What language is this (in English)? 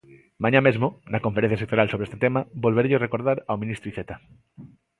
Galician